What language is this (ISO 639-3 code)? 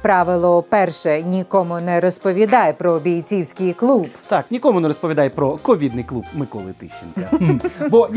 ukr